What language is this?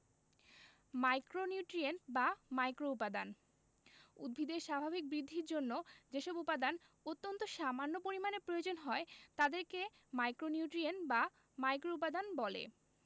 Bangla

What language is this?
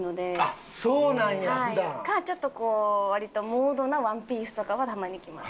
Japanese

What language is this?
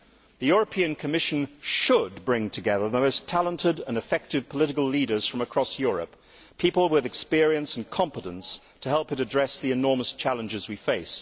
English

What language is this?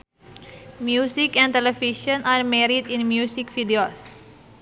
Sundanese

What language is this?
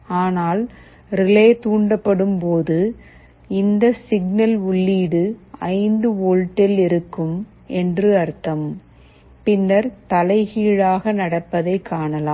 Tamil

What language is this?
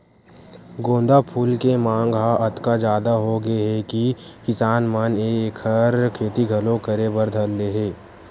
Chhattisgarhi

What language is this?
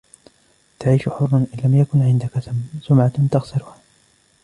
Arabic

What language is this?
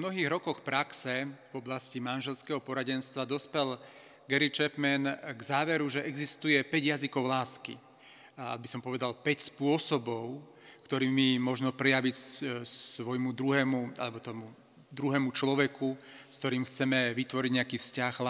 Slovak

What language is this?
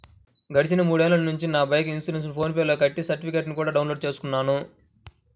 Telugu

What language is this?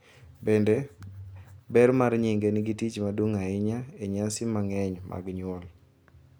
Luo (Kenya and Tanzania)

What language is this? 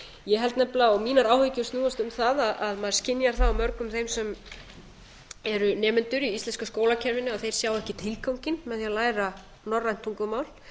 Icelandic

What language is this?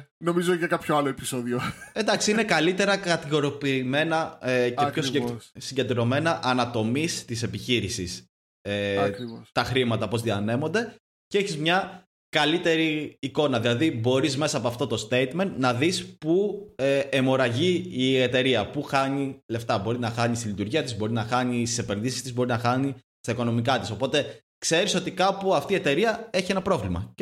Greek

